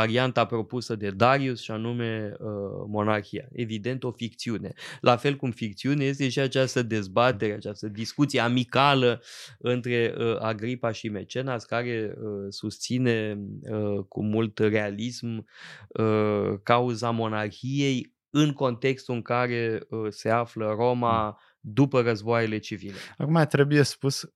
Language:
Romanian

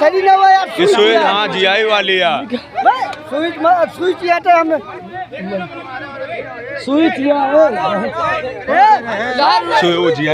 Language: Arabic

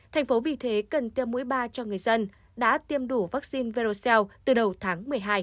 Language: Vietnamese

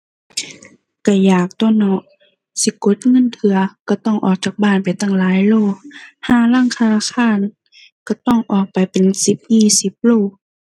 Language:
Thai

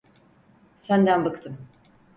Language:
Turkish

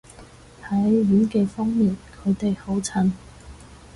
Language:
Cantonese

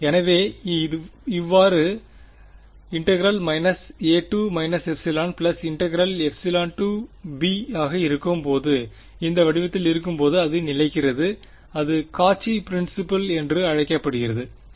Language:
Tamil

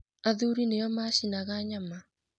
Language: Kikuyu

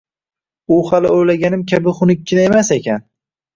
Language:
Uzbek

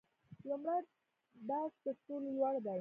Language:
Pashto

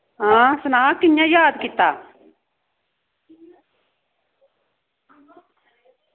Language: Dogri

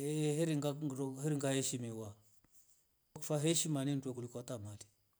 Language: Rombo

